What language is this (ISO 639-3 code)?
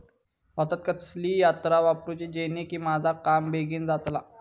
mar